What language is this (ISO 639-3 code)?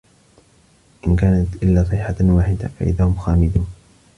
ara